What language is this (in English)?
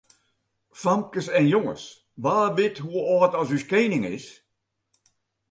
Western Frisian